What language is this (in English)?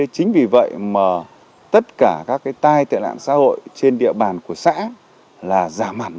Vietnamese